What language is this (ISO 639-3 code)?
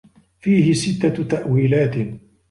ara